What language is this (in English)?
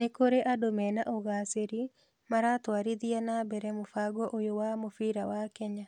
Kikuyu